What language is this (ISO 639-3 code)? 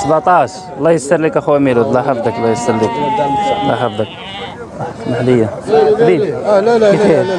ara